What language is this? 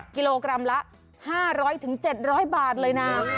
Thai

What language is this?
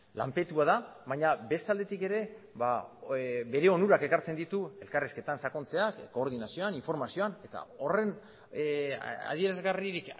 Basque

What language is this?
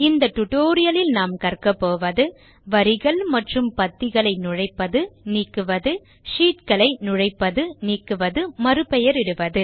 Tamil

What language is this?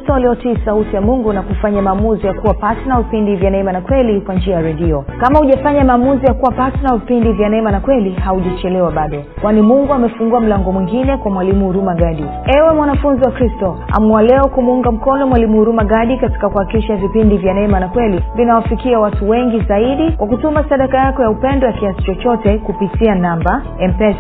Swahili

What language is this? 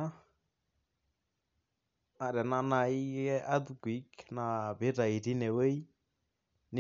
Masai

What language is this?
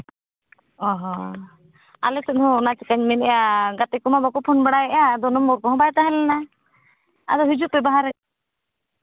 Santali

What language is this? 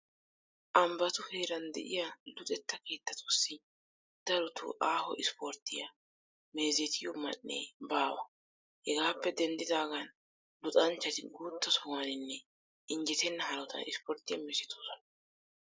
Wolaytta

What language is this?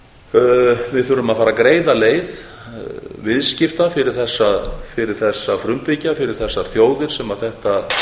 Icelandic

